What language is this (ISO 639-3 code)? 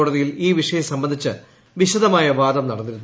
mal